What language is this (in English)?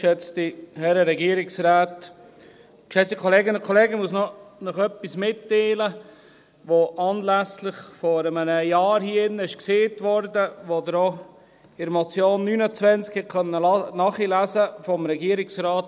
Swiss German